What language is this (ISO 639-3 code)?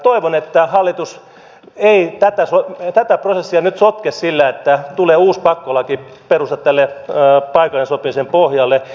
fin